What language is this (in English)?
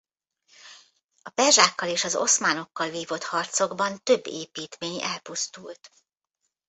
Hungarian